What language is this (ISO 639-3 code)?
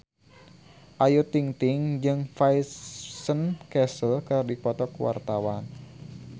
sun